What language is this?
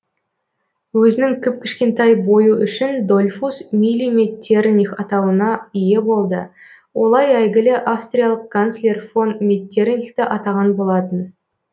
Kazakh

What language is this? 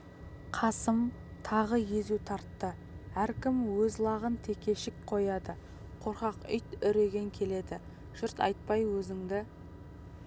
Kazakh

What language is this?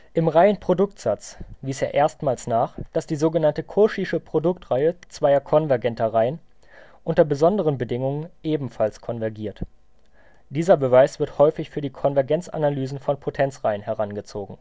German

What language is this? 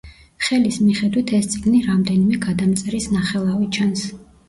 Georgian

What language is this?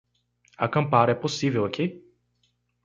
Portuguese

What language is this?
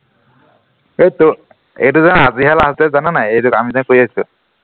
Assamese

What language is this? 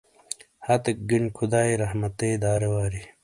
Shina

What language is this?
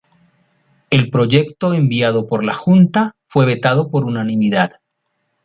Spanish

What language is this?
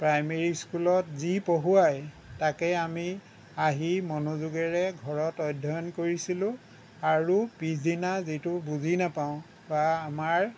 Assamese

